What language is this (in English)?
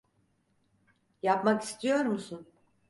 Turkish